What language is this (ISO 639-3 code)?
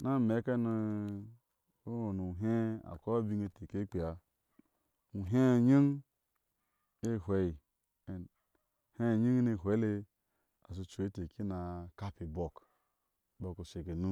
ahs